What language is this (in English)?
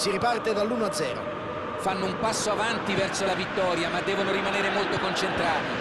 Italian